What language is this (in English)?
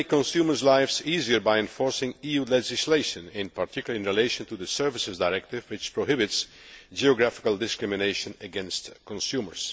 English